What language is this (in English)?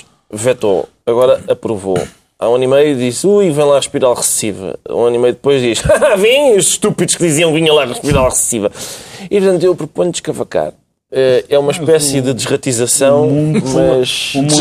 Portuguese